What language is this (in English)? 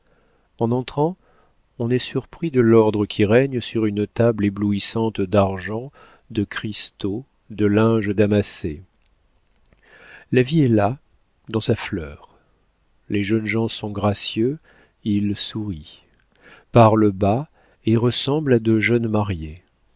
French